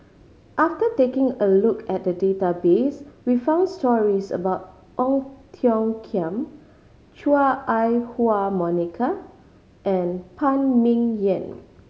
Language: English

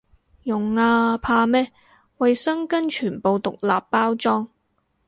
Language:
Cantonese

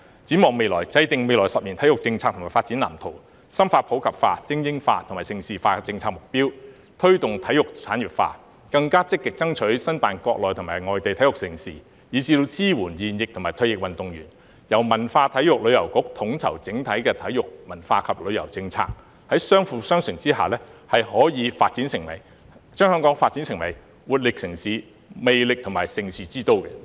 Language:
Cantonese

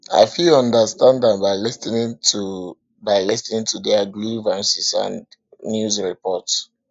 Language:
Nigerian Pidgin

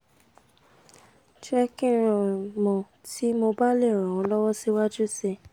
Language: Yoruba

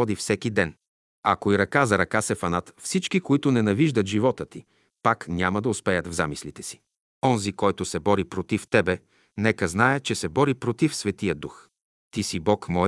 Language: Bulgarian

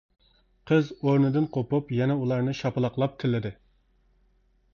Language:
Uyghur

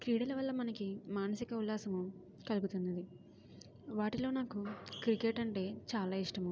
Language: Telugu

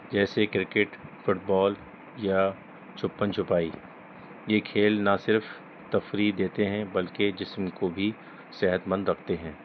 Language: Urdu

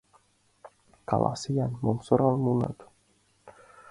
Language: Mari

